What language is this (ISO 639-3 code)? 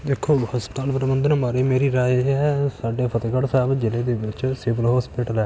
pan